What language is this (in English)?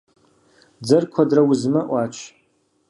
Kabardian